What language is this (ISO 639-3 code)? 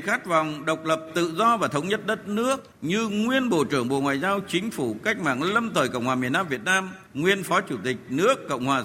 vie